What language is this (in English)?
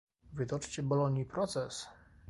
Polish